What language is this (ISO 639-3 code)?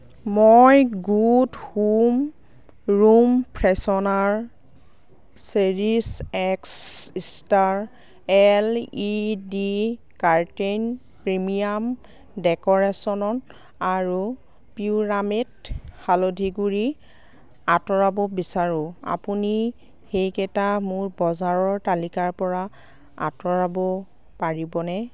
asm